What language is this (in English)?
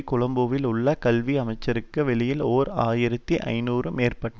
Tamil